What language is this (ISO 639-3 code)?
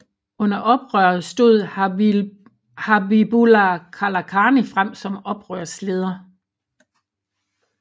dan